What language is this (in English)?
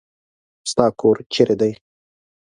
Pashto